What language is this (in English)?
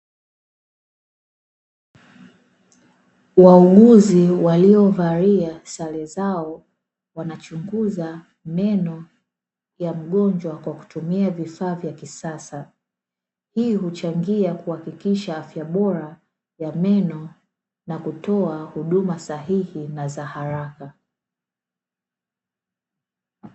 Swahili